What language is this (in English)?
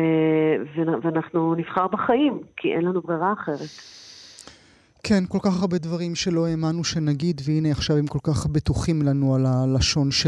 Hebrew